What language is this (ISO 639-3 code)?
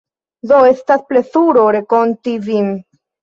epo